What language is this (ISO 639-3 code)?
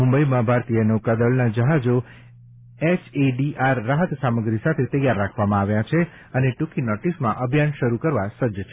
guj